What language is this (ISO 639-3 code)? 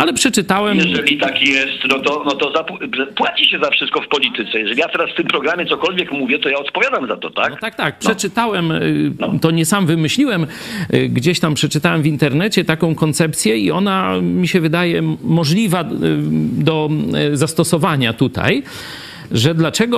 pol